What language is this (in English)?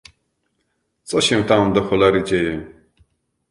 Polish